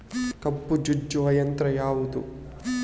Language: Kannada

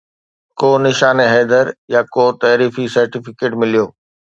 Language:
Sindhi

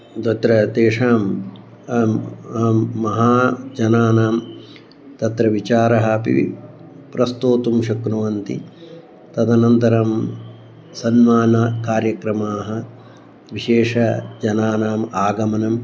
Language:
Sanskrit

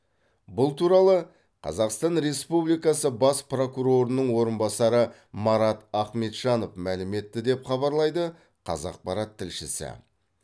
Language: Kazakh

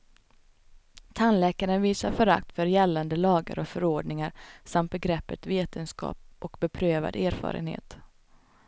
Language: Swedish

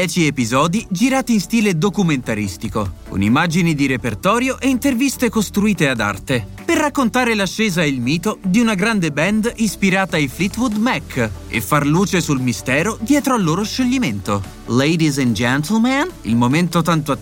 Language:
Italian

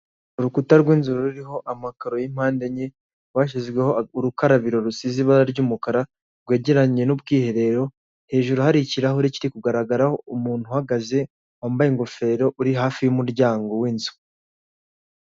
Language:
Kinyarwanda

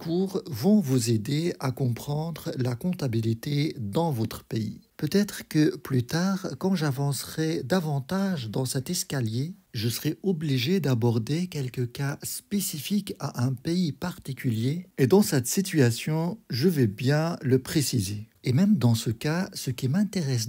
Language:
French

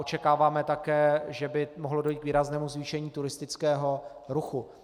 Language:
Czech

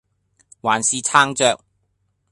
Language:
Cantonese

